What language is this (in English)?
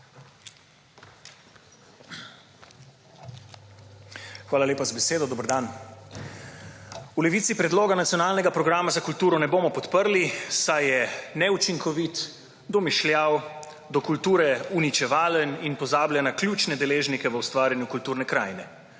Slovenian